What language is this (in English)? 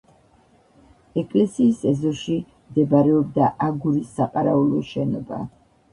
Georgian